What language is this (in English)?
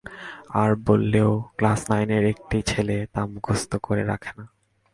Bangla